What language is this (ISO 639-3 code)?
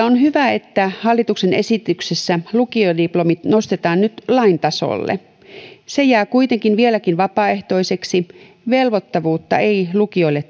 fin